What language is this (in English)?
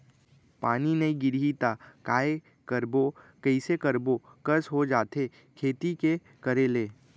Chhattisgarhi